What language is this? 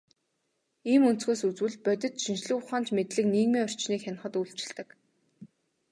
Mongolian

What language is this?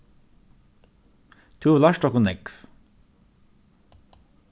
Faroese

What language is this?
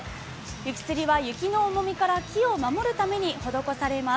Japanese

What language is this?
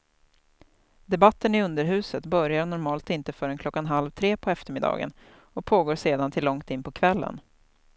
Swedish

